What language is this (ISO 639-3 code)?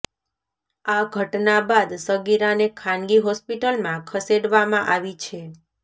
guj